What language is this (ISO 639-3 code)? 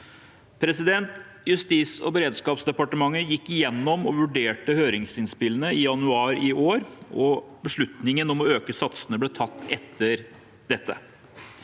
nor